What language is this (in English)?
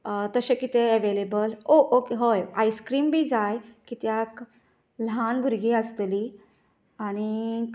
Konkani